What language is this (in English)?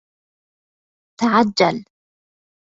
Arabic